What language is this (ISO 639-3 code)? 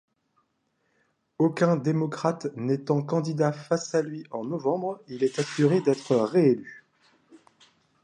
fra